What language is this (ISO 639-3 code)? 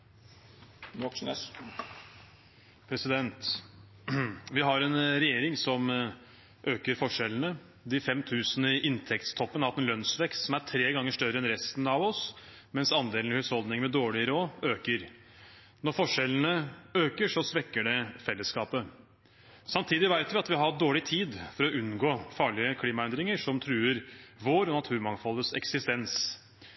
nob